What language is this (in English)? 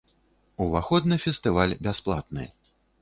Belarusian